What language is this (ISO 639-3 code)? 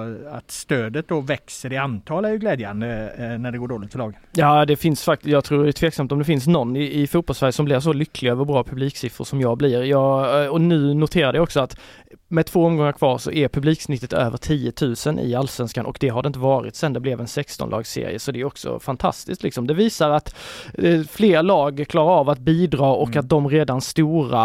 swe